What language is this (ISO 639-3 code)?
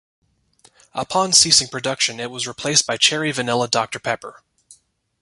eng